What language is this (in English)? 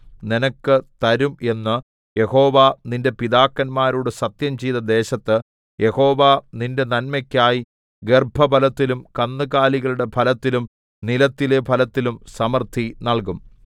Malayalam